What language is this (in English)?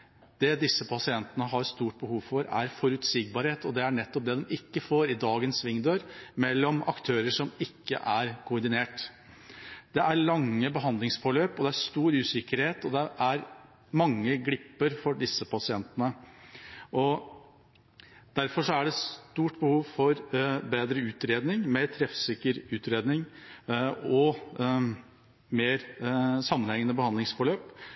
Norwegian Bokmål